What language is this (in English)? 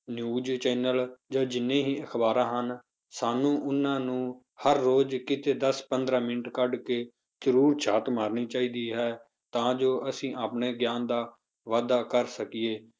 Punjabi